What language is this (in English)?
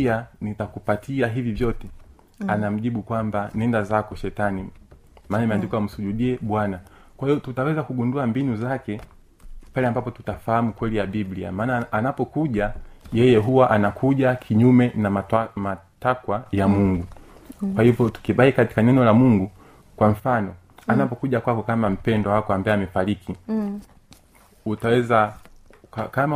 Swahili